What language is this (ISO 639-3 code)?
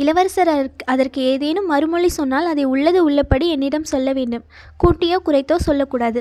tam